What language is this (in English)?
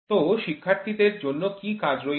Bangla